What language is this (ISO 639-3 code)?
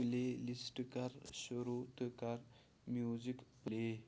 kas